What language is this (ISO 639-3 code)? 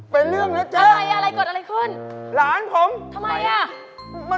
tha